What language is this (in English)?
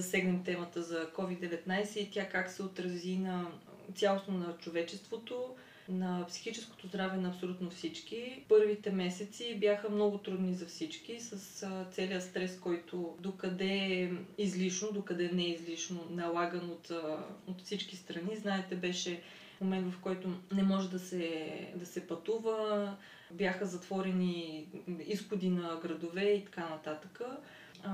Bulgarian